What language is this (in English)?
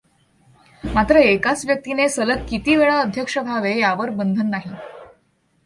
Marathi